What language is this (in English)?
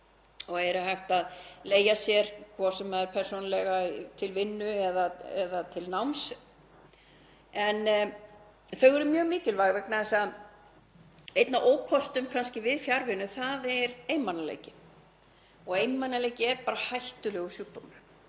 Icelandic